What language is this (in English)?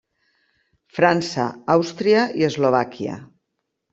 Catalan